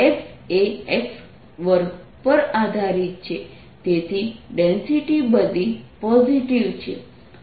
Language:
Gujarati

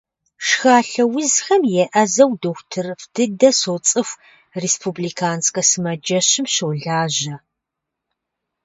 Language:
Kabardian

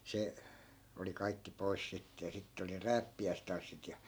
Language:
Finnish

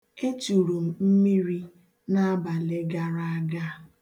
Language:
Igbo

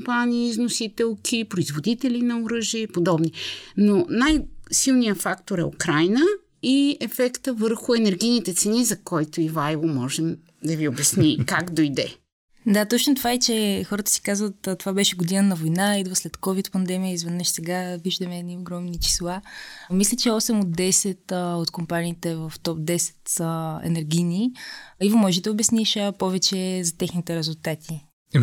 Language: Bulgarian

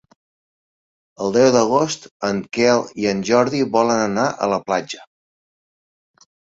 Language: Catalan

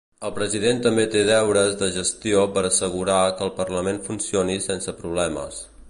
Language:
Catalan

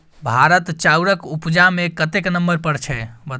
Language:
Maithili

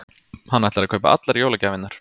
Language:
Icelandic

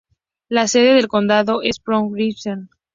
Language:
Spanish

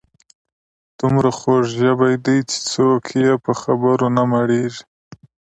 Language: Pashto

